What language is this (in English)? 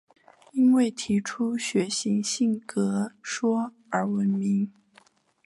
Chinese